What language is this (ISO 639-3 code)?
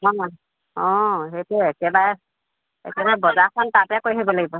asm